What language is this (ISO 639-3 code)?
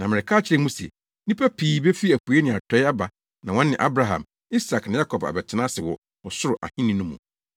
aka